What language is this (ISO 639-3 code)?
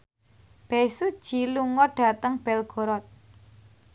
jav